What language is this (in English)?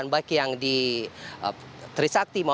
Indonesian